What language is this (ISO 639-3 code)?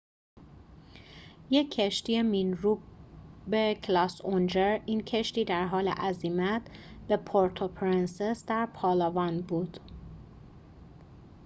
fas